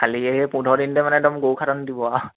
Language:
Assamese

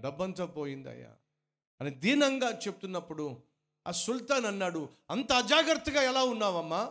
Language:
Telugu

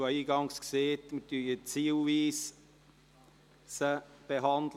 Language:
Swiss German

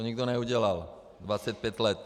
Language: Czech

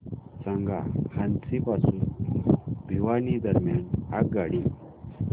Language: Marathi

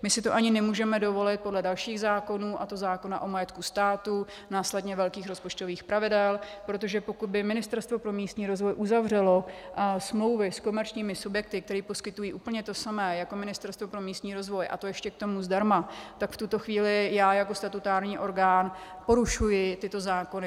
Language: Czech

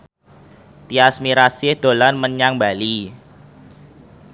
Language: Javanese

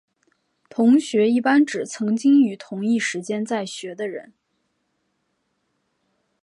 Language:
Chinese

